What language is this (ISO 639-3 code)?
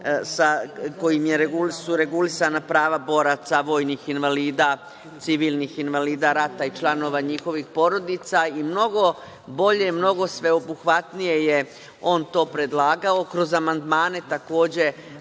srp